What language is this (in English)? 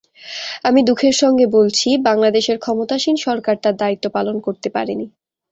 Bangla